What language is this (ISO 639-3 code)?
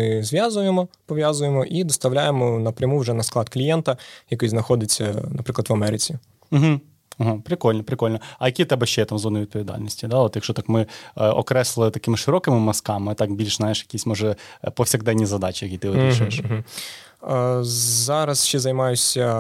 ukr